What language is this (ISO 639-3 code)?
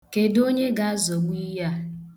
ibo